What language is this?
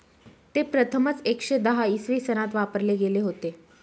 Marathi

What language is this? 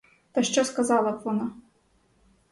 Ukrainian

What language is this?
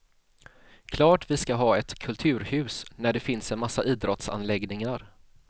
Swedish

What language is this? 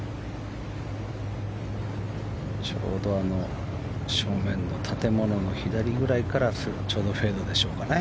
Japanese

